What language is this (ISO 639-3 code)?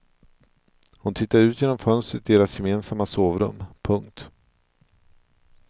swe